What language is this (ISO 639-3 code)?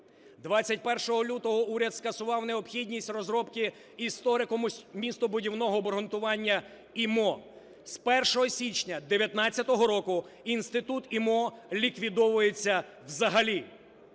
ukr